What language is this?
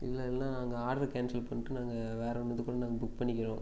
Tamil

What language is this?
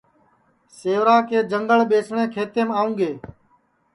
Sansi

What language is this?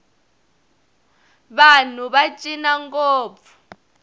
Tsonga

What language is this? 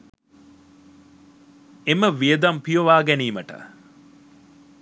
Sinhala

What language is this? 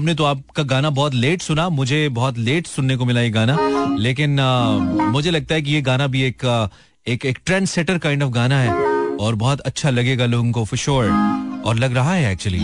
Hindi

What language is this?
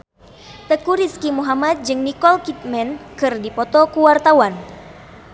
Sundanese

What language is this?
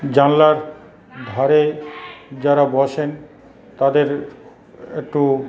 Bangla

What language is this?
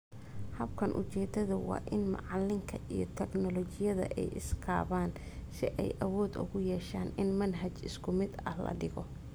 Somali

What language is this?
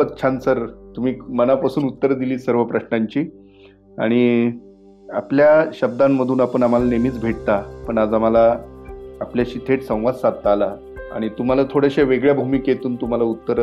Marathi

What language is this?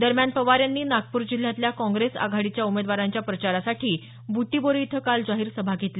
Marathi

